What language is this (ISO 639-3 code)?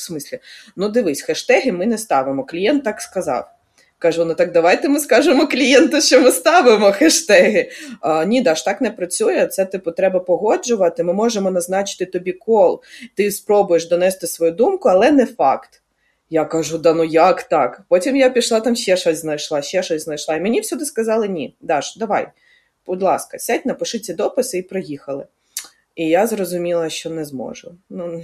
ukr